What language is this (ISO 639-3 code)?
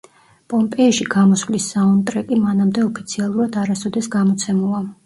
kat